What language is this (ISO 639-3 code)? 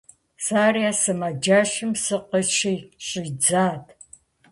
kbd